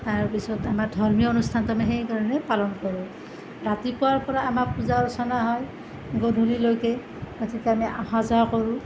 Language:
Assamese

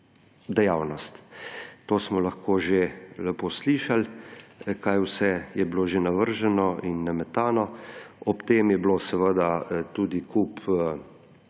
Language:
Slovenian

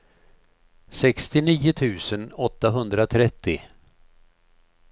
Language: Swedish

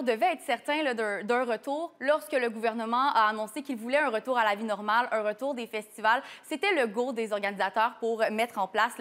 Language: French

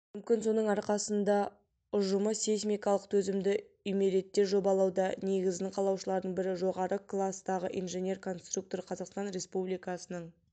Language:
Kazakh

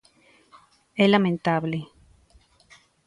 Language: Galician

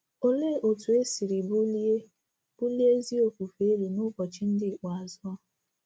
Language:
Igbo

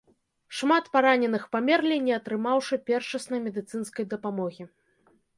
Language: Belarusian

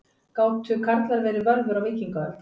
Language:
Icelandic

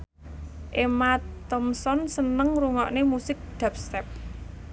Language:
Javanese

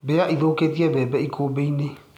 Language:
Kikuyu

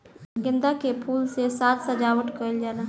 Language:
Bhojpuri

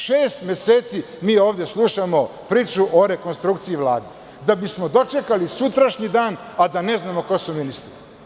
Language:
Serbian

